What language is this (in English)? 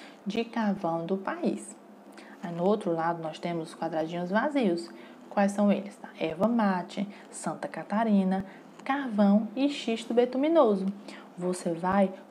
Portuguese